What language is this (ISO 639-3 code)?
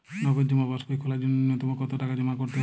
ben